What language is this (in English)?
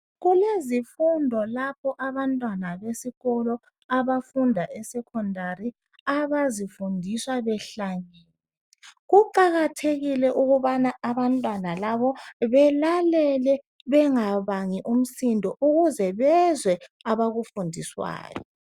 North Ndebele